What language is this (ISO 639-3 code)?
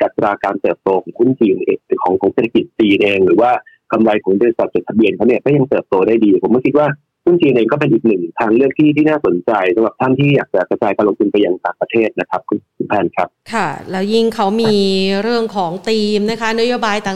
tha